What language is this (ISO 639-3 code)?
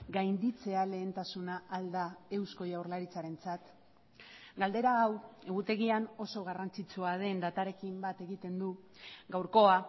eus